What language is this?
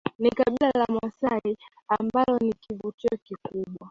Swahili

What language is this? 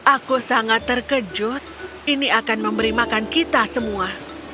Indonesian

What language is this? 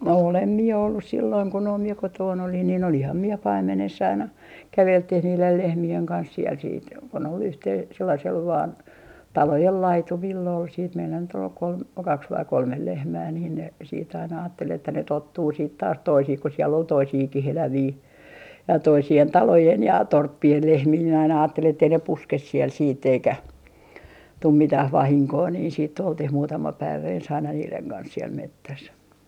Finnish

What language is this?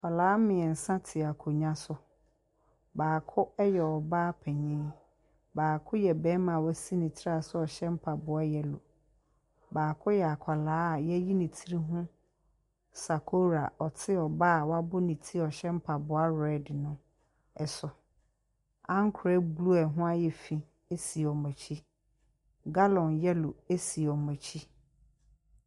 Akan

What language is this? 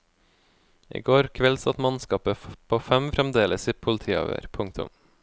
Norwegian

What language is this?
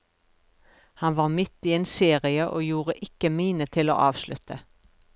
Norwegian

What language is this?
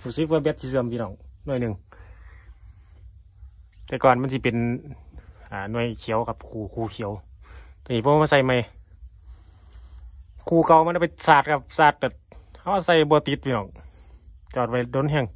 Thai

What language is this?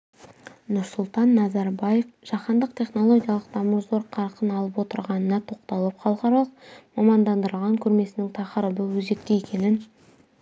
Kazakh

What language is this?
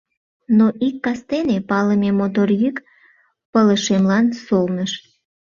Mari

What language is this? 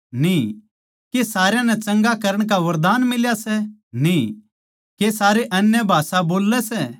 Haryanvi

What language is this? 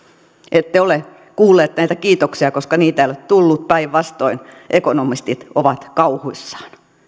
Finnish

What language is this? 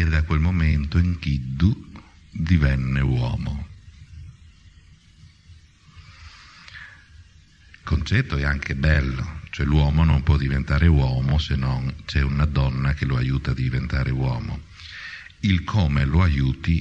Italian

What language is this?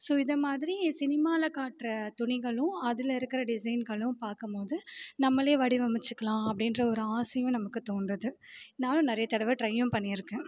Tamil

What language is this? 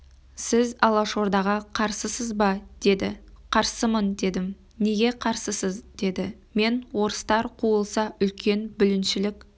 Kazakh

